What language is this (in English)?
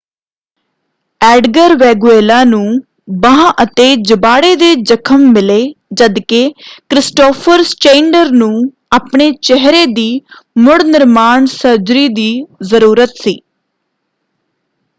Punjabi